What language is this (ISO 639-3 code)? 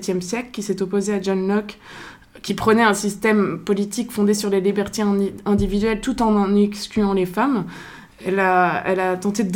fra